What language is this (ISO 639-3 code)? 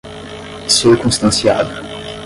por